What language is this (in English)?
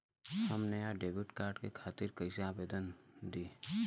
Bhojpuri